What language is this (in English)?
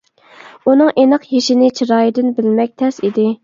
Uyghur